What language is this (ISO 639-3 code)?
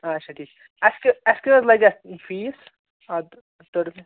kas